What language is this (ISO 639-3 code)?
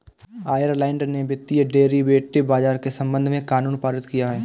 hin